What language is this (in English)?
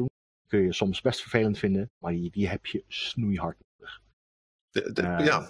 Dutch